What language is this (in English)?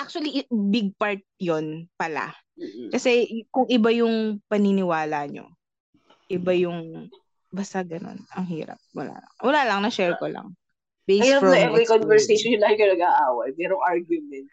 Filipino